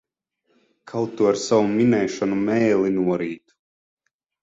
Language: Latvian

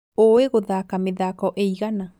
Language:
Kikuyu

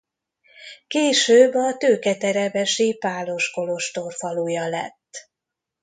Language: Hungarian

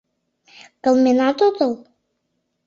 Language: Mari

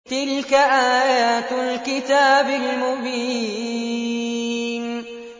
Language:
Arabic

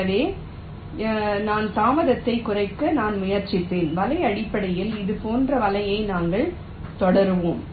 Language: Tamil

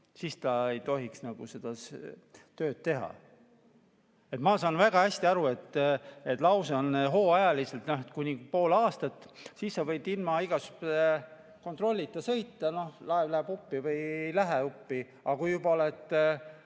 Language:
Estonian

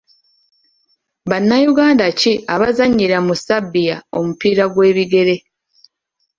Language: Ganda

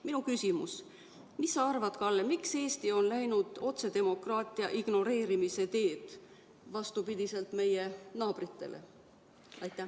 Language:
Estonian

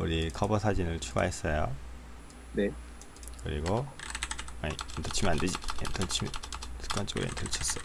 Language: Korean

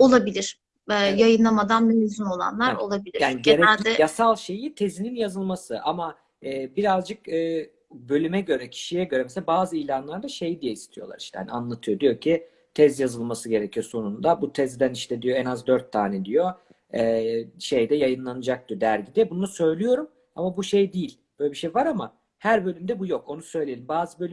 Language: Turkish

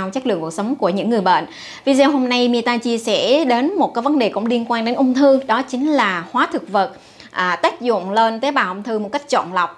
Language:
Vietnamese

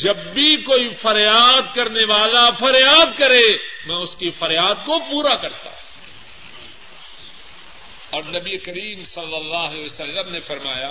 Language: Urdu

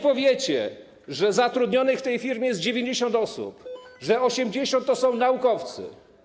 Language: Polish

